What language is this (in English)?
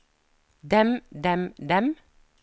Norwegian